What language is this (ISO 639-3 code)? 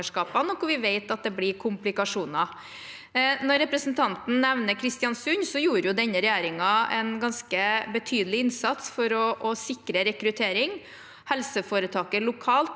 nor